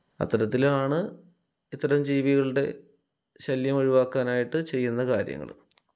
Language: Malayalam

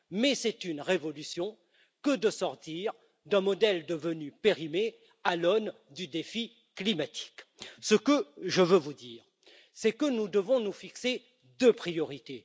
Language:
French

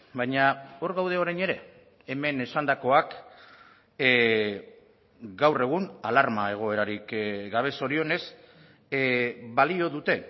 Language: Basque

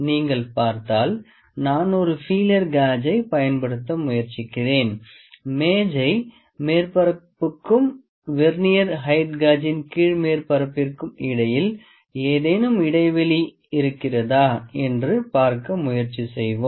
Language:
Tamil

